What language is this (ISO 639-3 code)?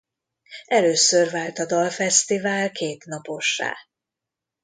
hun